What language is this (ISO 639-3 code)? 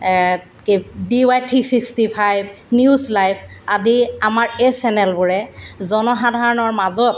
asm